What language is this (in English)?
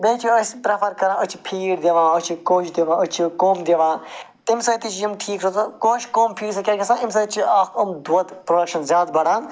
Kashmiri